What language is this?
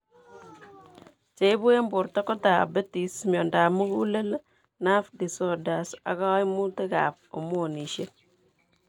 Kalenjin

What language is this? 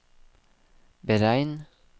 Norwegian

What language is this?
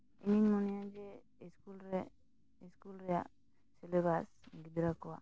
Santali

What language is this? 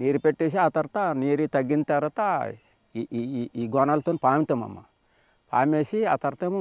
Telugu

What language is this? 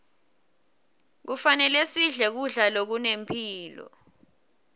Swati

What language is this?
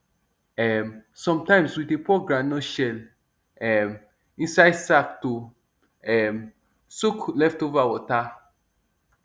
Nigerian Pidgin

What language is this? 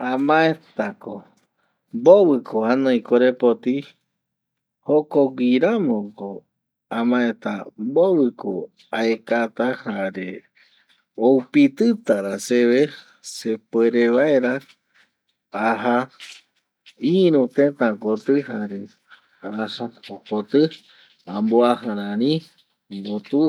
Eastern Bolivian Guaraní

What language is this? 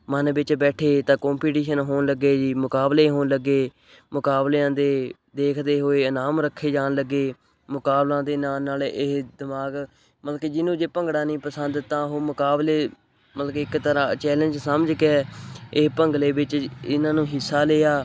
Punjabi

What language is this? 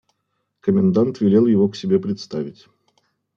Russian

